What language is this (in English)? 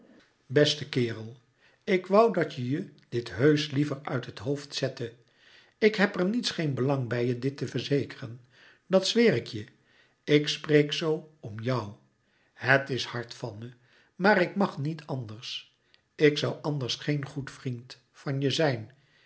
Dutch